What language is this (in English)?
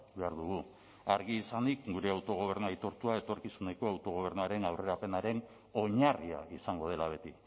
Basque